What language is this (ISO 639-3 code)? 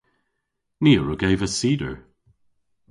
cor